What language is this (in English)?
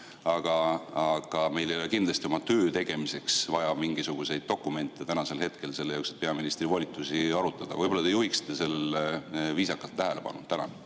Estonian